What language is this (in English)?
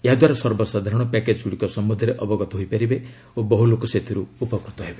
Odia